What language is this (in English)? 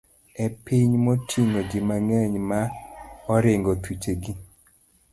Luo (Kenya and Tanzania)